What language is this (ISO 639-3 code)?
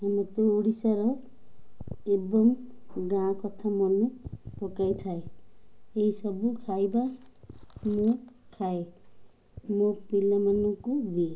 ori